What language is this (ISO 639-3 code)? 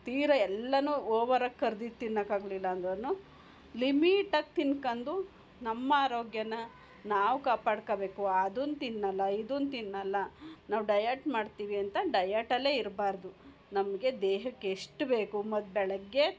kan